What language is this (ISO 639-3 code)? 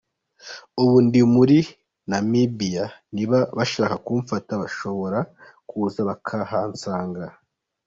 kin